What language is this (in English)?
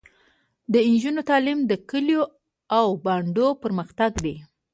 Pashto